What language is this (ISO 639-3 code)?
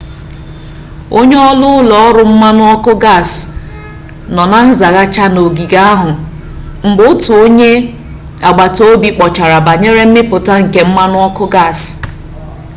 ibo